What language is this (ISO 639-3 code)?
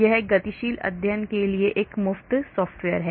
hin